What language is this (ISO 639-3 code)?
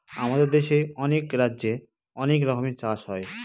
ben